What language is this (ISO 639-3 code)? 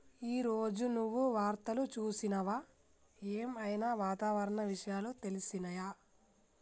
tel